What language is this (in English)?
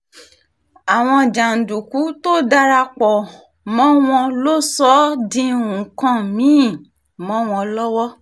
Yoruba